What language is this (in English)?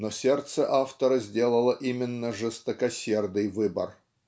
Russian